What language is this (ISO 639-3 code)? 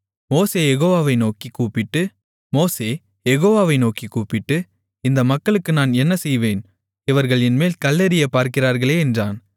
tam